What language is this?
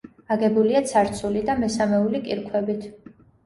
Georgian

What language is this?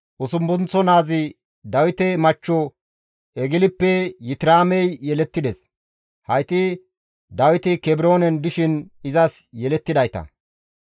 Gamo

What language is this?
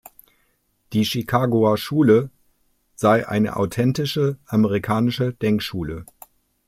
German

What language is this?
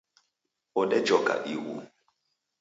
Taita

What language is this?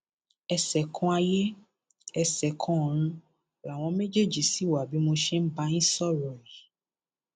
Yoruba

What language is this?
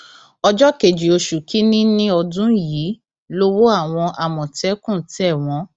Yoruba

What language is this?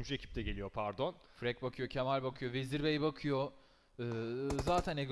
Turkish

